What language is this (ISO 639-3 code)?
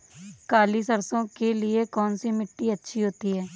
hin